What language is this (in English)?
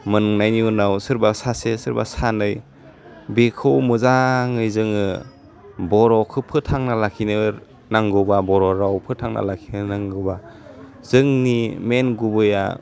Bodo